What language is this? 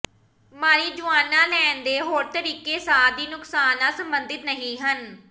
Punjabi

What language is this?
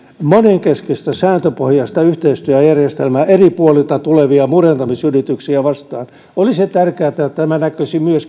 Finnish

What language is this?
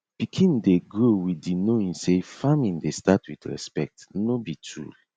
Nigerian Pidgin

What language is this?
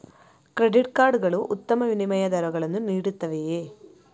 Kannada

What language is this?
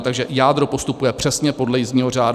Czech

